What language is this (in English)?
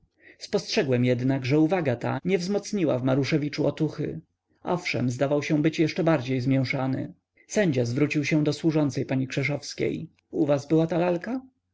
Polish